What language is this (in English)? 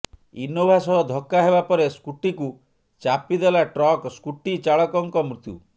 Odia